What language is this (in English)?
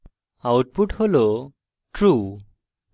Bangla